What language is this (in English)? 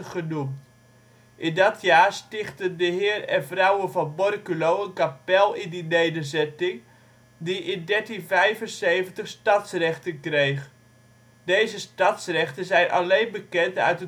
Dutch